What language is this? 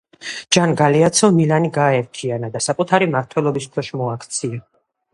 Georgian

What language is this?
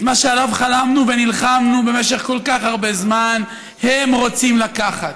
Hebrew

